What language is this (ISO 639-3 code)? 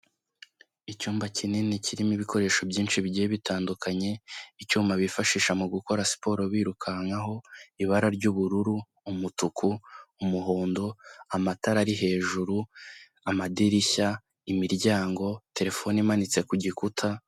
kin